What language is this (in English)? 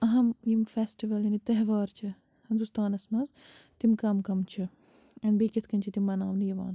Kashmiri